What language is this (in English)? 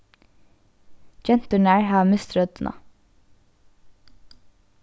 Faroese